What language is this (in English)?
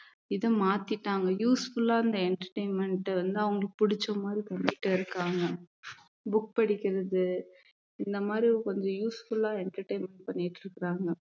Tamil